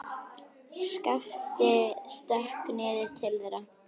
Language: Icelandic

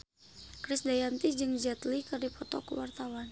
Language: Sundanese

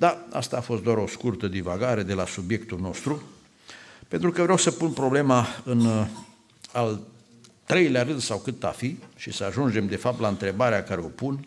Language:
Romanian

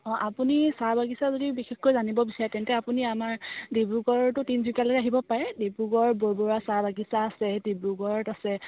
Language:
Assamese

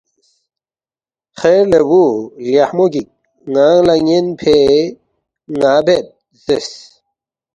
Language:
Balti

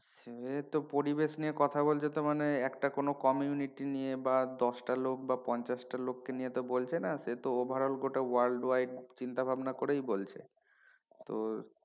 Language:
Bangla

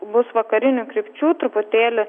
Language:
Lithuanian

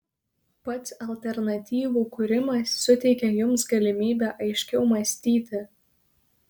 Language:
Lithuanian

